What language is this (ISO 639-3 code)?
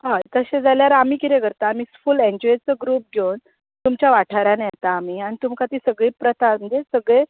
kok